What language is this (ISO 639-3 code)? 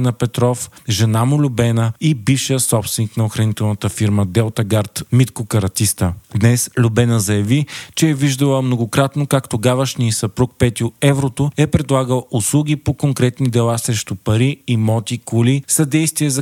bul